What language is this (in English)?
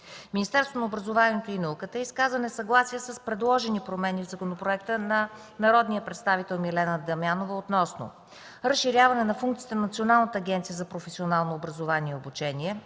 Bulgarian